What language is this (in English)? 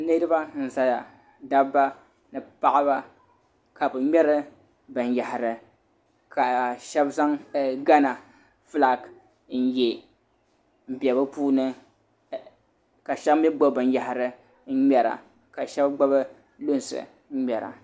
Dagbani